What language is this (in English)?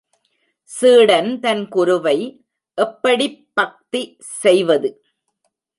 Tamil